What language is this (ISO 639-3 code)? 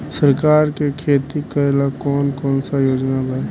bho